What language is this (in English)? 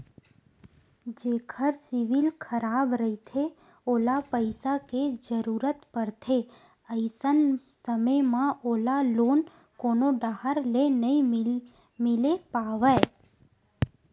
Chhattisgarhi